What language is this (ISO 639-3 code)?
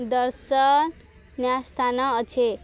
ori